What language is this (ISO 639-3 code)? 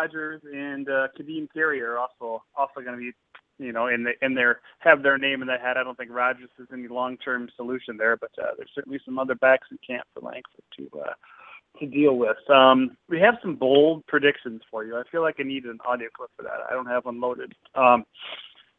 eng